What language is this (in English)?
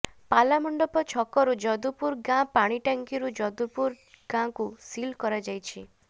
Odia